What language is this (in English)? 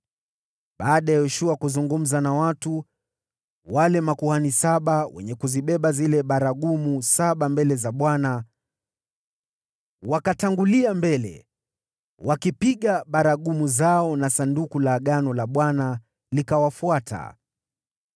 Swahili